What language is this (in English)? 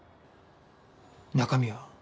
Japanese